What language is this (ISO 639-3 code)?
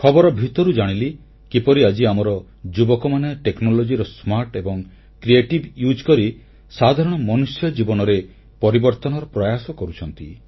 ori